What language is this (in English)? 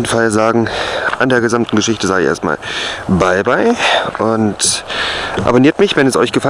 German